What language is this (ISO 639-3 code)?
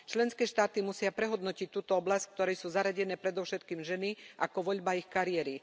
slk